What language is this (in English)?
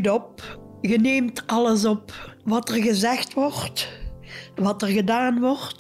Dutch